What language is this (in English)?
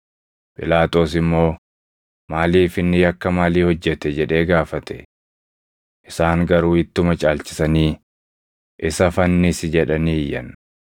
Oromo